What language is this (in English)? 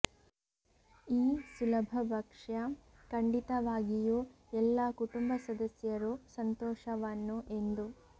Kannada